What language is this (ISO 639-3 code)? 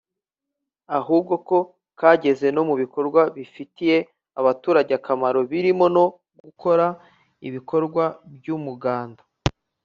kin